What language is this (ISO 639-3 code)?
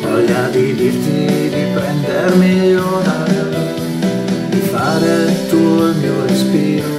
ita